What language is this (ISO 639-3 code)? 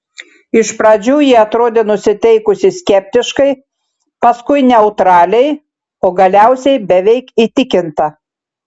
lit